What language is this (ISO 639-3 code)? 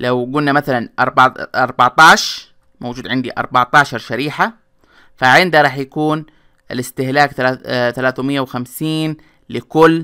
ara